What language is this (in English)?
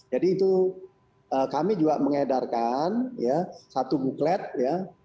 Indonesian